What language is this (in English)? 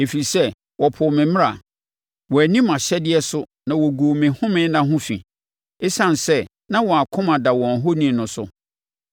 Akan